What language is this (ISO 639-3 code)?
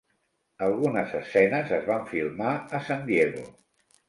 cat